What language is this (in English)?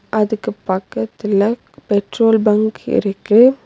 Tamil